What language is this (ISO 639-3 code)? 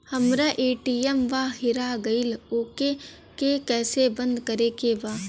bho